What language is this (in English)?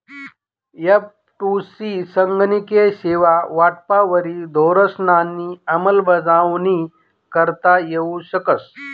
Marathi